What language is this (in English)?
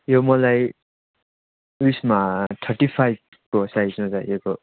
Nepali